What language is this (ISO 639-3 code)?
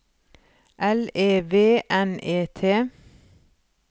nor